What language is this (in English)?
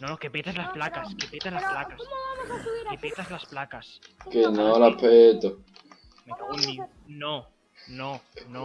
Spanish